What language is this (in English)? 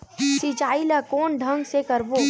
Chhattisgarhi